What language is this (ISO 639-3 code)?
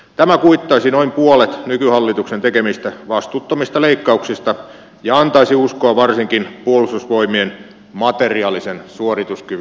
fin